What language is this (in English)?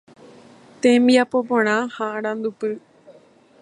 Guarani